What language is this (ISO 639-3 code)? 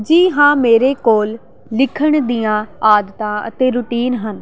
pan